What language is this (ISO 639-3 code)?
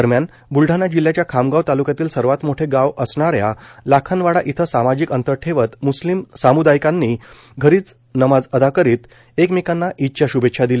mar